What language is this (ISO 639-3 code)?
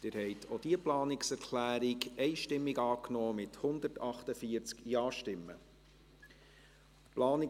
gsw